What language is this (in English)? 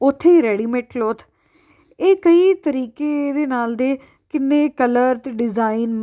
Punjabi